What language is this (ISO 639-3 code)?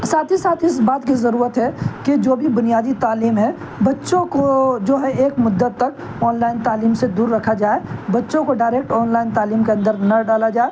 urd